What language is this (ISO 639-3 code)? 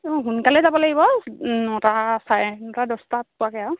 asm